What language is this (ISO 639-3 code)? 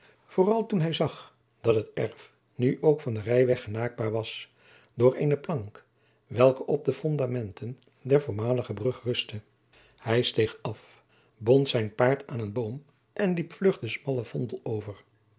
nld